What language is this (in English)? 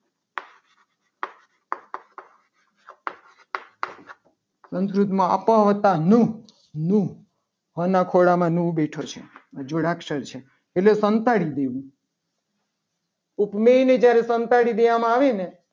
Gujarati